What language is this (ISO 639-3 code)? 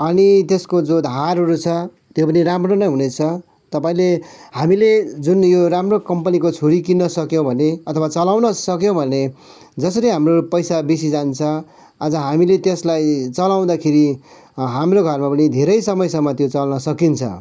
nep